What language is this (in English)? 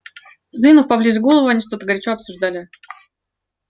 Russian